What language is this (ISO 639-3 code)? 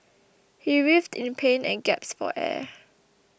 eng